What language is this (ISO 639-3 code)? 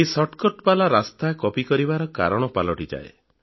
ori